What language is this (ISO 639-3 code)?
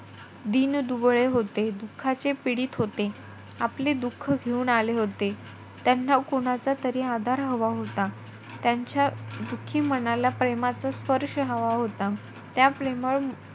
mar